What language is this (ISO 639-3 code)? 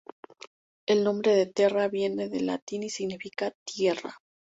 spa